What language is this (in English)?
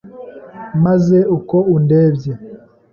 Kinyarwanda